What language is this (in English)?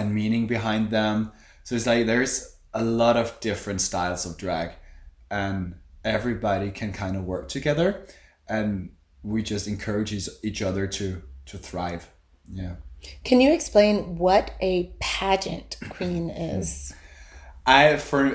English